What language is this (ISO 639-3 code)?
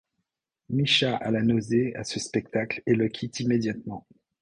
fra